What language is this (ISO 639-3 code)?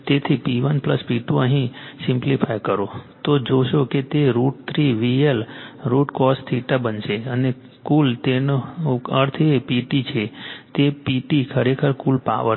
guj